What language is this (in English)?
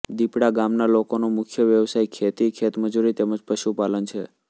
Gujarati